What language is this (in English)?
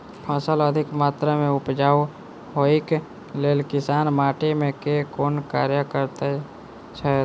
Maithili